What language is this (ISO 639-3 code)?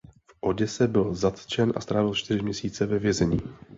ces